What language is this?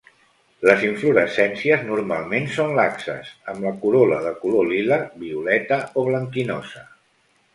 Catalan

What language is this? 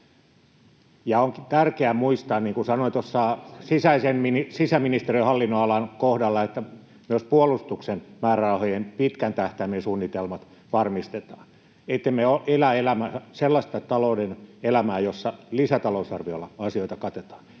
Finnish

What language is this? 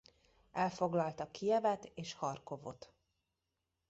Hungarian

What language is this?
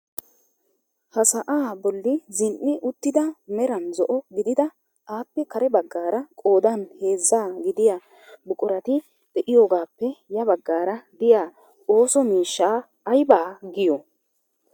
Wolaytta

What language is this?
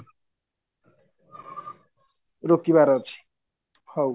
Odia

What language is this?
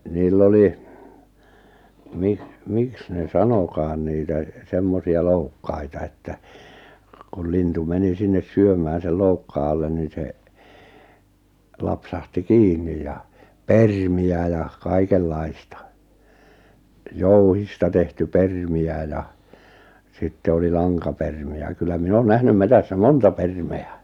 Finnish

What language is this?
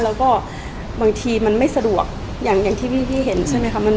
Thai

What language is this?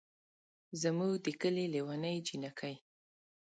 Pashto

